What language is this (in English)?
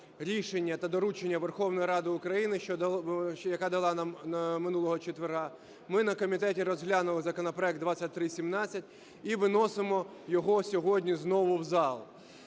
Ukrainian